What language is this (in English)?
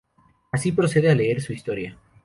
Spanish